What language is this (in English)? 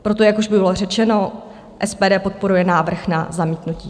Czech